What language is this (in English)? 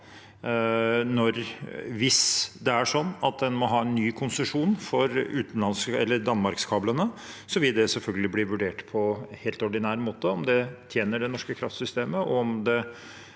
Norwegian